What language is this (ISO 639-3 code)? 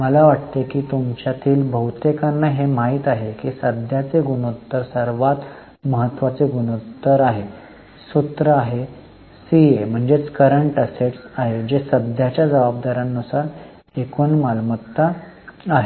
mar